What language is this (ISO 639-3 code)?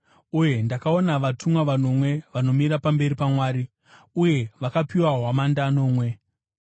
sna